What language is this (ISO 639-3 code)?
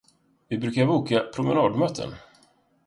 swe